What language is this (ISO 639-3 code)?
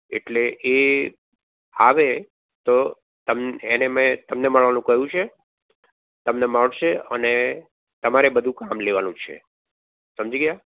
guj